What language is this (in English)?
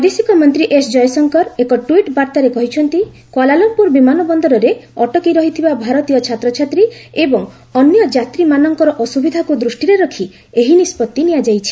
Odia